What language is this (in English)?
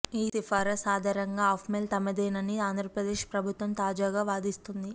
Telugu